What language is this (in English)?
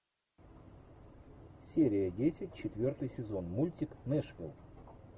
Russian